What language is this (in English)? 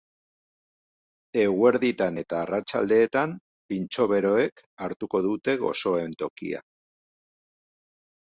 Basque